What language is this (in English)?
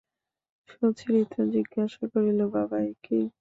Bangla